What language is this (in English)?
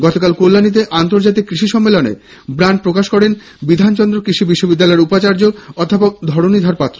Bangla